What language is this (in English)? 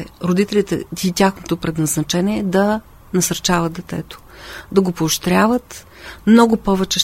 Bulgarian